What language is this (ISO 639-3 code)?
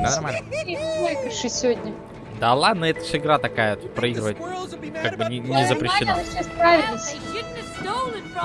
rus